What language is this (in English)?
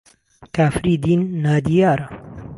Central Kurdish